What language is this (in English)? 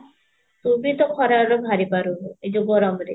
Odia